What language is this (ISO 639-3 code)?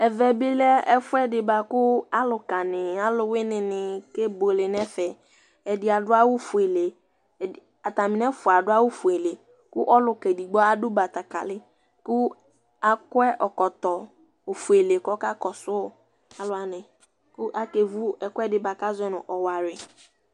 kpo